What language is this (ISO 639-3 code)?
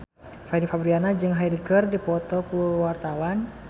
sun